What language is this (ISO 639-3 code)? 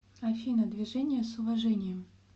rus